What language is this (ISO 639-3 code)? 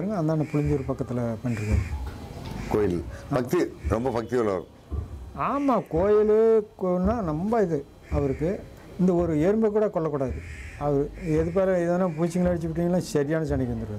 tam